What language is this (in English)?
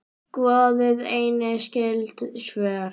Icelandic